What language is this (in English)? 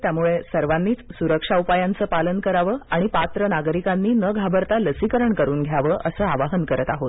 Marathi